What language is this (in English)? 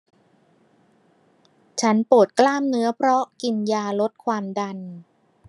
Thai